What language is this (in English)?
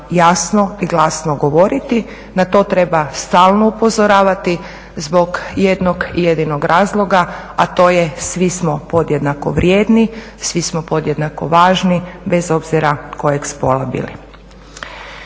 Croatian